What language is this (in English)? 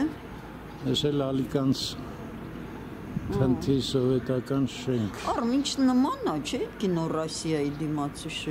Turkish